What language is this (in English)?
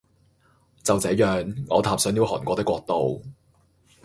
Cantonese